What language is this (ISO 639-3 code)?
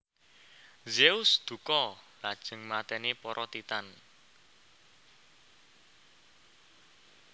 jav